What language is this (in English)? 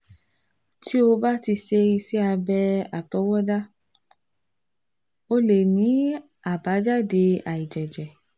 Yoruba